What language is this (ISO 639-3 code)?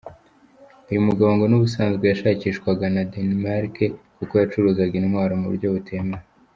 kin